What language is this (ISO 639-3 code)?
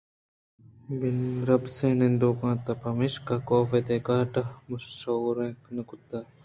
bgp